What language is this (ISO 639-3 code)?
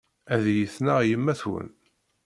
kab